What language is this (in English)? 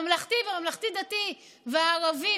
Hebrew